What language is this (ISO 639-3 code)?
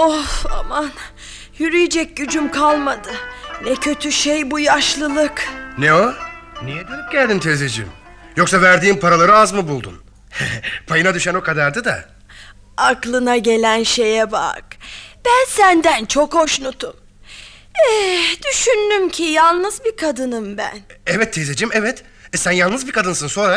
tur